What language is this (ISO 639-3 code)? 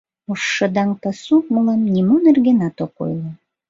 chm